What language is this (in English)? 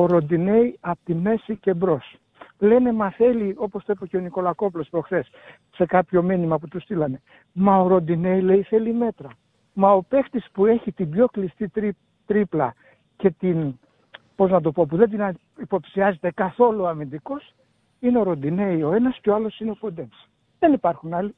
Greek